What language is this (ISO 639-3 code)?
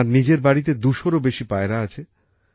ben